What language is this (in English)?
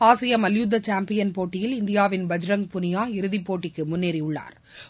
Tamil